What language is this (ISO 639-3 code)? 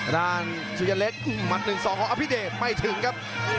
tha